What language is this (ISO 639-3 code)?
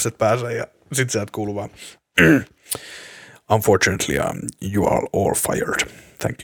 fin